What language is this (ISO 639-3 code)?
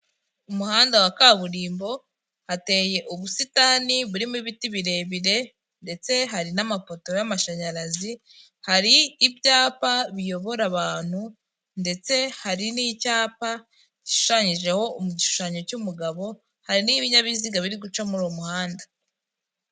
kin